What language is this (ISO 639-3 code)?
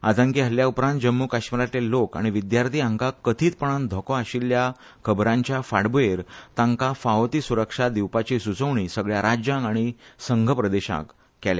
kok